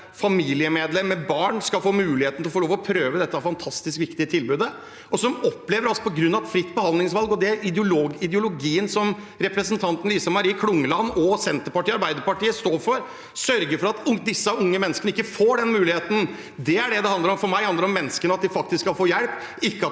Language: Norwegian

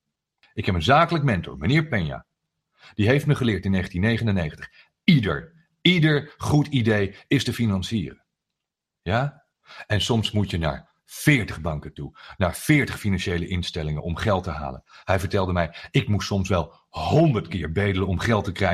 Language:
Dutch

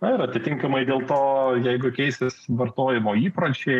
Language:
Lithuanian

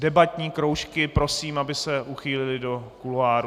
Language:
Czech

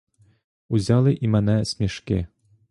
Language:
Ukrainian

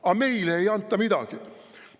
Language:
Estonian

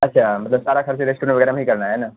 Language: Urdu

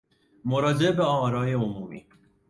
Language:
Persian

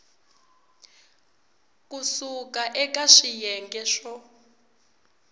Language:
Tsonga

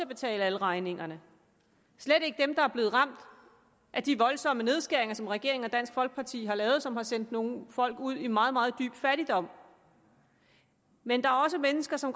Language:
Danish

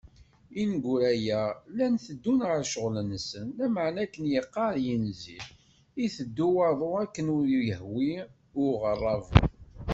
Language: Kabyle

